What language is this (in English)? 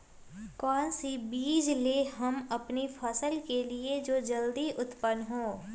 Magahi